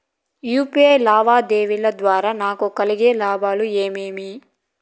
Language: Telugu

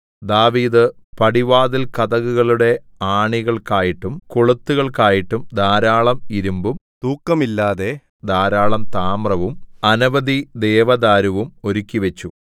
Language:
Malayalam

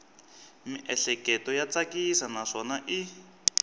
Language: Tsonga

